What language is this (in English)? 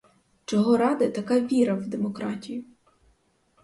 Ukrainian